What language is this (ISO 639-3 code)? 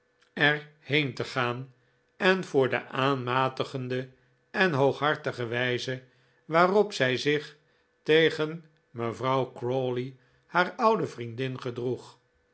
nld